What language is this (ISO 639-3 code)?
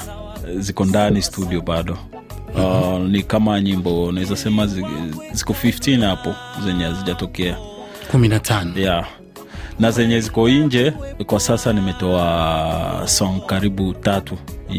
swa